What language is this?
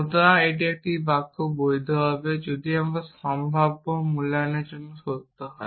Bangla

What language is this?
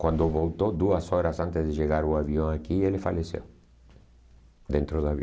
Portuguese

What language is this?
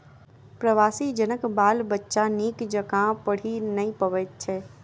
Maithili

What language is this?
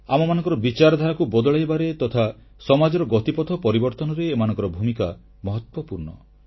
Odia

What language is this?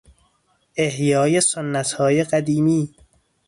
Persian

